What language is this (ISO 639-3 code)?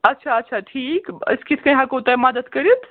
kas